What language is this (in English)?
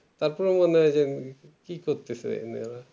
Bangla